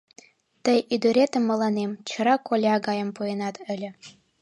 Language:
Mari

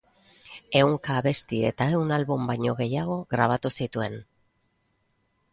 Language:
Basque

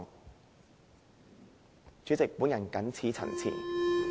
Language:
Cantonese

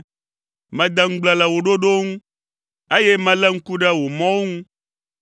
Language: Ewe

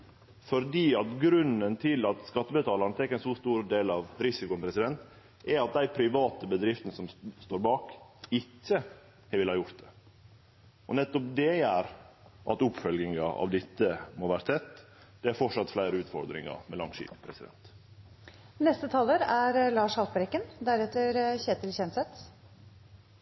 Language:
Norwegian Nynorsk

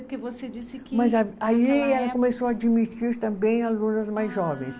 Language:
Portuguese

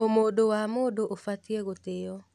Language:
Kikuyu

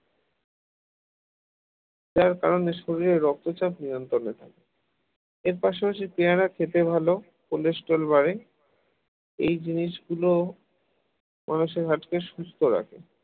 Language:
Bangla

